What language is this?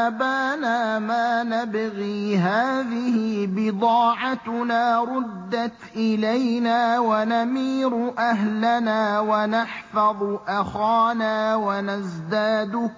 Arabic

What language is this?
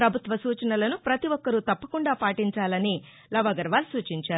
Telugu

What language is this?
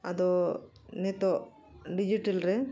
Santali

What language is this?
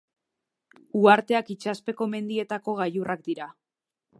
Basque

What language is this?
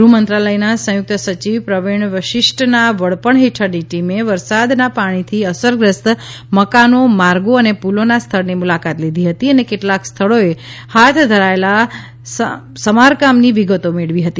Gujarati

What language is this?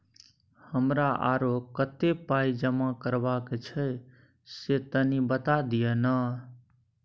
Maithili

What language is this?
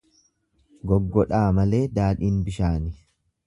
Oromo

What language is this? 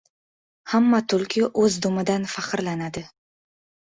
Uzbek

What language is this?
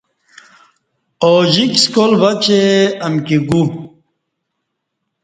Kati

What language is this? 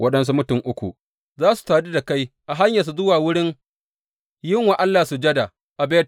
Hausa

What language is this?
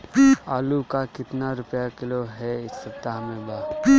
Bhojpuri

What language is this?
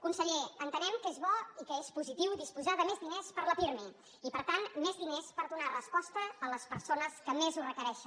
Catalan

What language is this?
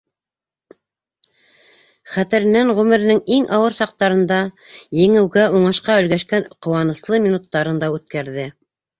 Bashkir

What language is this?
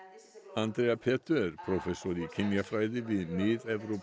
Icelandic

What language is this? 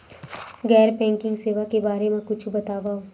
Chhattisgarhi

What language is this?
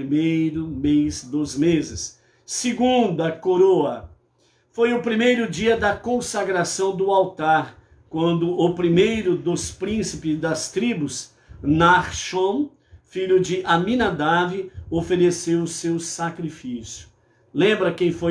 Portuguese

